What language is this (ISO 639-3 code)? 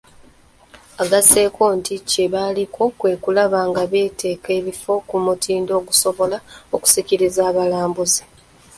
lug